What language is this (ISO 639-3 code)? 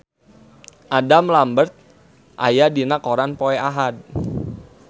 sun